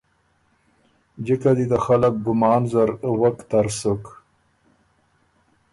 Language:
Ormuri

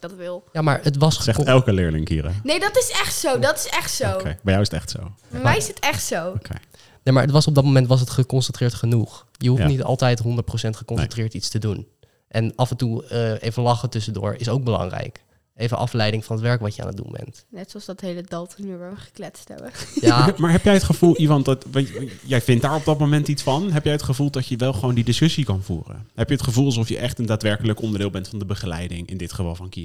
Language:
Dutch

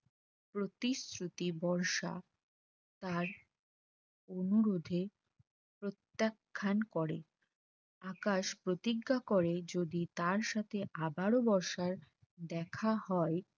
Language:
Bangla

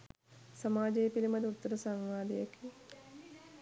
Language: Sinhala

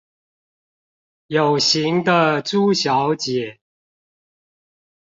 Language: Chinese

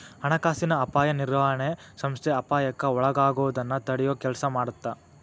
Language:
Kannada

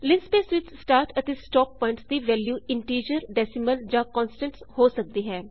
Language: Punjabi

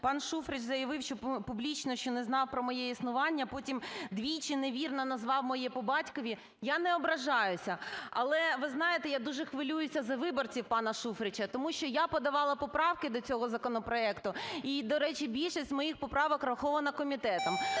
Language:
Ukrainian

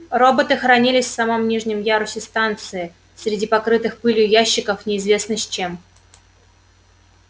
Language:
Russian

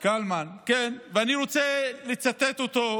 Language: Hebrew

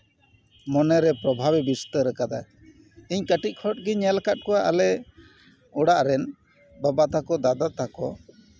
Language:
Santali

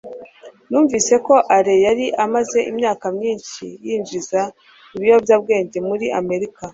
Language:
Kinyarwanda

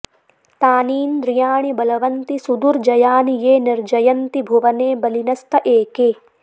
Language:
Sanskrit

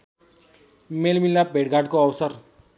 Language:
Nepali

